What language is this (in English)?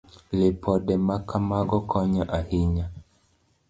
Luo (Kenya and Tanzania)